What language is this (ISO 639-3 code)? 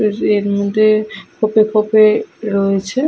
ben